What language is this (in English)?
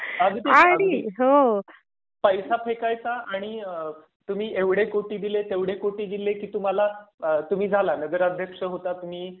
Marathi